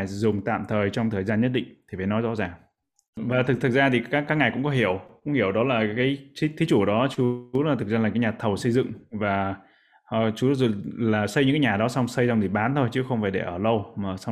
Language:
Vietnamese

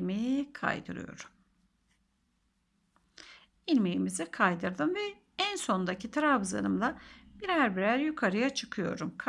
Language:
Turkish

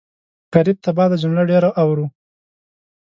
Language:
Pashto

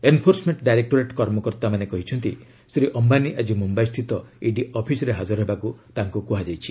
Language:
Odia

